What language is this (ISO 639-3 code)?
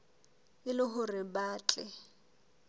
sot